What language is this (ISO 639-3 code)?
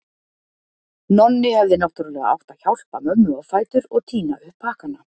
isl